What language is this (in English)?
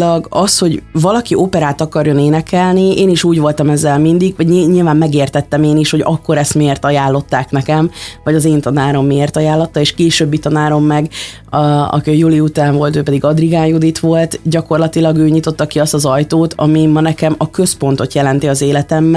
Hungarian